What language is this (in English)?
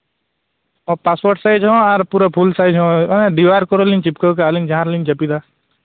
Santali